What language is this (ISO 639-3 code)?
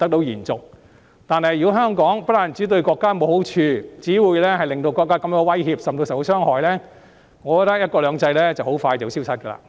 yue